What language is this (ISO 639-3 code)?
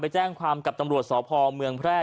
tha